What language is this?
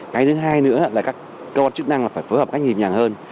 Vietnamese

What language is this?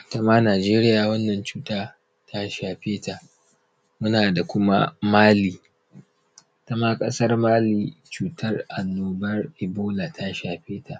Hausa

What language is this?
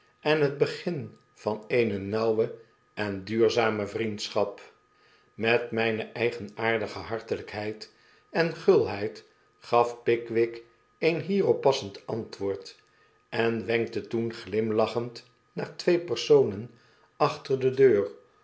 Dutch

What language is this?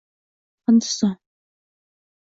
Uzbek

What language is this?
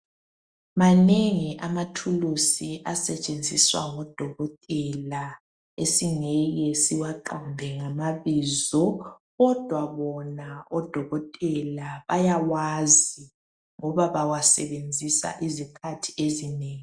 North Ndebele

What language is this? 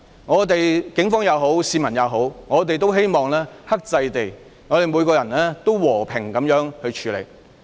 Cantonese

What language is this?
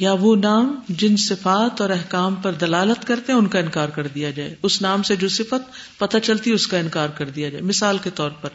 Urdu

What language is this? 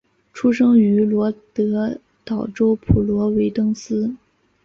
Chinese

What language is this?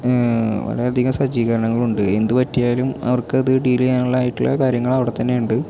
Malayalam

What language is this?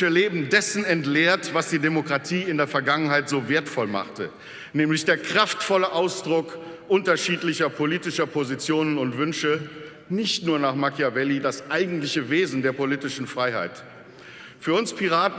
German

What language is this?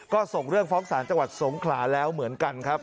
Thai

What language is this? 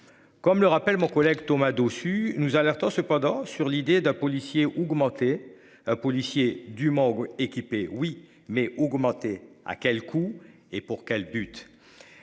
French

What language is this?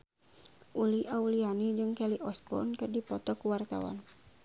Sundanese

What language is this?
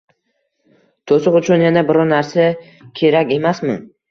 Uzbek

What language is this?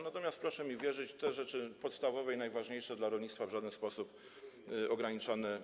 Polish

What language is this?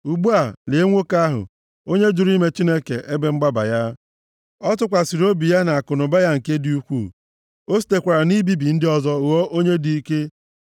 Igbo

